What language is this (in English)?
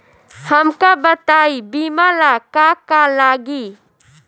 Bhojpuri